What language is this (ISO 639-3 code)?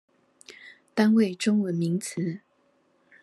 zho